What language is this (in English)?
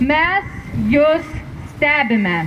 Lithuanian